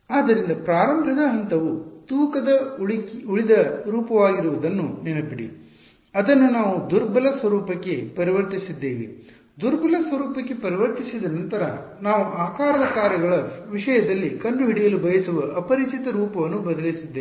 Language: Kannada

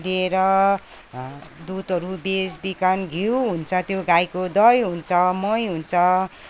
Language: Nepali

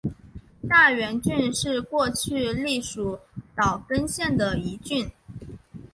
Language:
Chinese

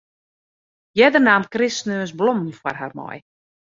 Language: Western Frisian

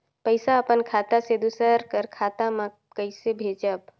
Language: Chhattisgarhi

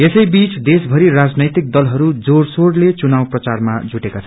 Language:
Nepali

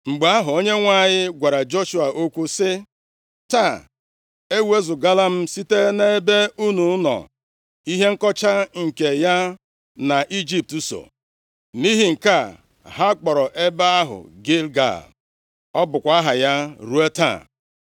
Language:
Igbo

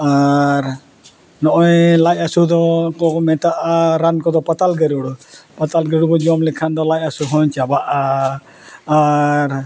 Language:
Santali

